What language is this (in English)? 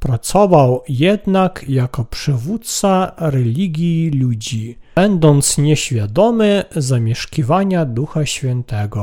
Polish